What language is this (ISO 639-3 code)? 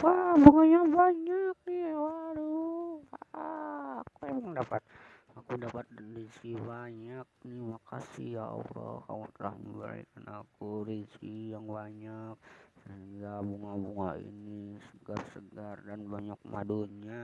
ind